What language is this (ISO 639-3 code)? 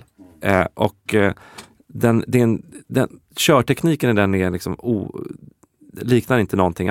swe